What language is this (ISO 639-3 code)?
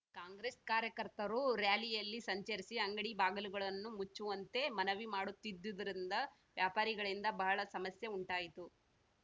kan